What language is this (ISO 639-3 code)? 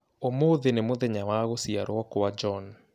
kik